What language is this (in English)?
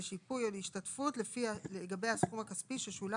Hebrew